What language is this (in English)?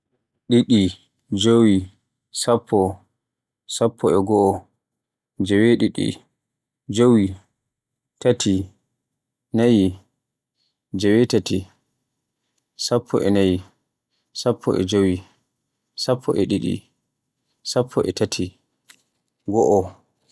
Borgu Fulfulde